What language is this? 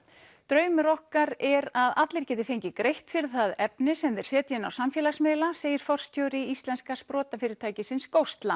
Icelandic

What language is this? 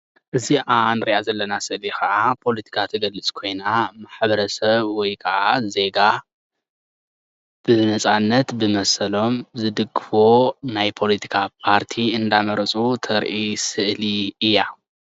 Tigrinya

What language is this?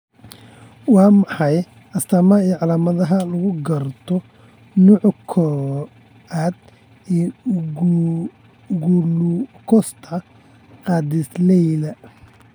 Somali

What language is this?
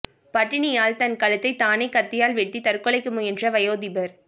Tamil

